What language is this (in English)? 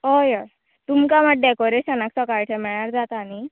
Konkani